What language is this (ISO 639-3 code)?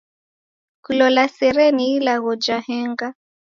dav